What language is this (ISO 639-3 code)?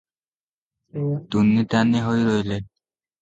ori